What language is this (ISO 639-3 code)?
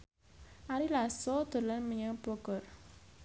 jav